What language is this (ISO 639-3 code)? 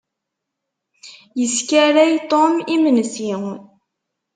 kab